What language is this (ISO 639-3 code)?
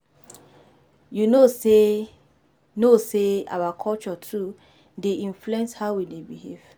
pcm